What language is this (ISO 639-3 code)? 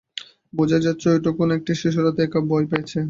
ben